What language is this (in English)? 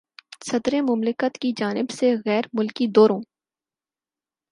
Urdu